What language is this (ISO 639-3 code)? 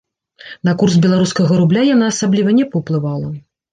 bel